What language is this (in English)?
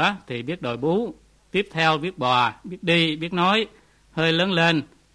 Vietnamese